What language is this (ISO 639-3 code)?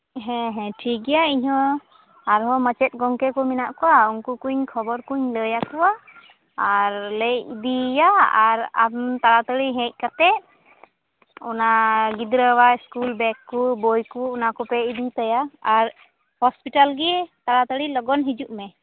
sat